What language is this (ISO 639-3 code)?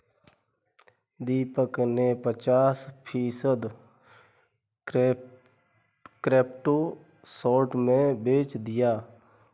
hin